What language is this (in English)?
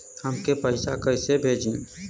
Bhojpuri